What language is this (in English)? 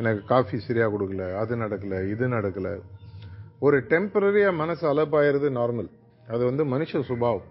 Tamil